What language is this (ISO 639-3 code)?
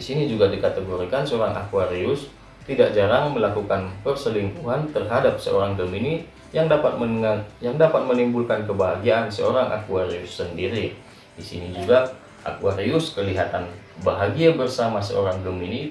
ind